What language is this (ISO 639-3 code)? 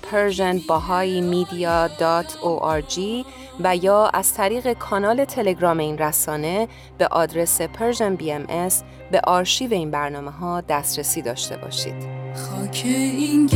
fas